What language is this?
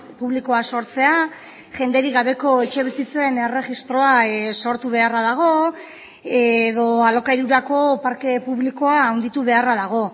Basque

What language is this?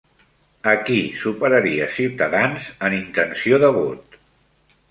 Catalan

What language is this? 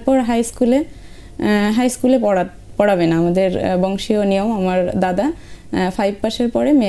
Bangla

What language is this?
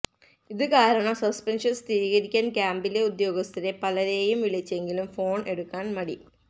Malayalam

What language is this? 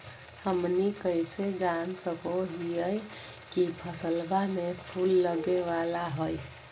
Magahi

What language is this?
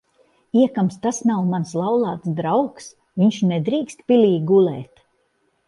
Latvian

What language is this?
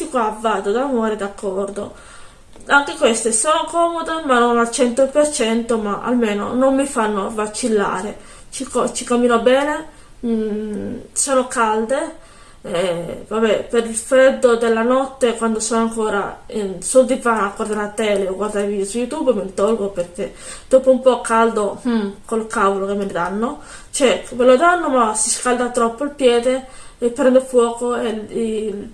Italian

